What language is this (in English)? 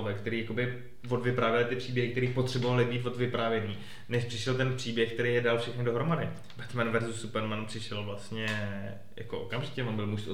Czech